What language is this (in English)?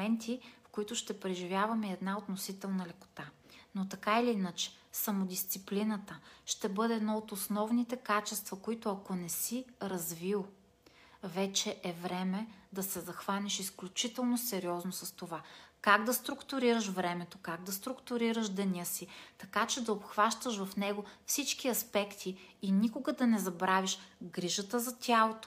Bulgarian